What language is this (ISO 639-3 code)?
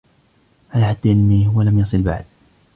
ara